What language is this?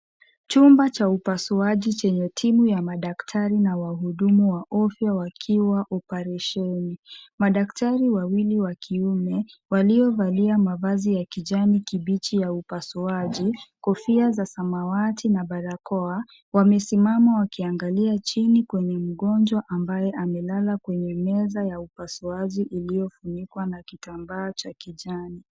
Swahili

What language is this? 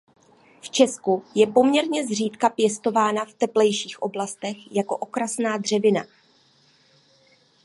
Czech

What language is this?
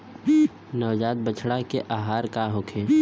Bhojpuri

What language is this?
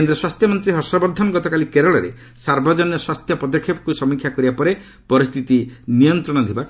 Odia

